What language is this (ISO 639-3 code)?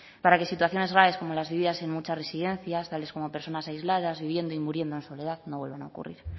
spa